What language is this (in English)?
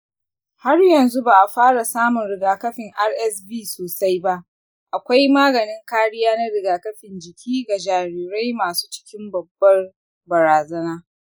Hausa